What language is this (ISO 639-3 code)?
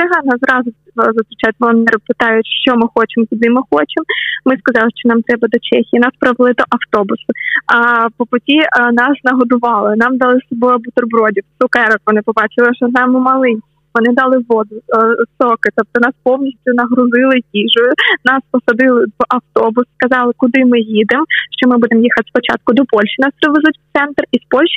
ukr